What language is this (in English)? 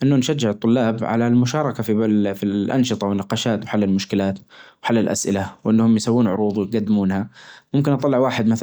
Najdi Arabic